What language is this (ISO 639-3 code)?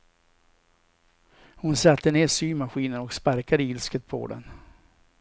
swe